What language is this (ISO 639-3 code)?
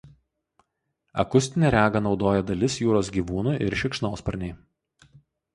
lit